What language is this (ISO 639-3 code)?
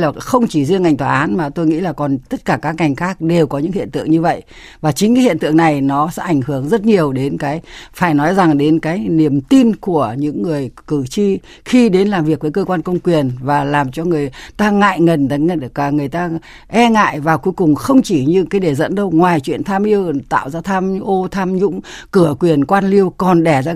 vie